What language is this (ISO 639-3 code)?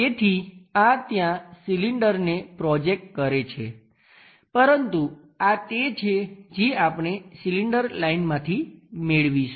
guj